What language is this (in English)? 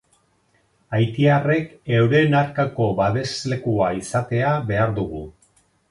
Basque